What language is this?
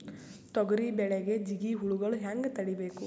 Kannada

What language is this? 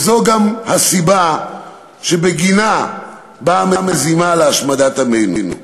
Hebrew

